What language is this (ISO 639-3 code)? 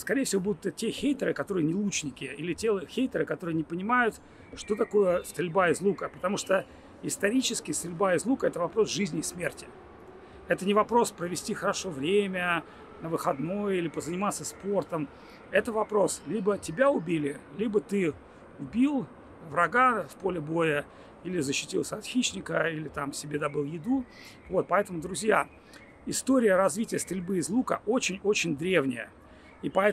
rus